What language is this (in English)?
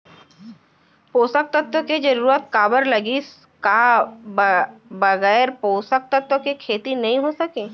Chhattisgarhi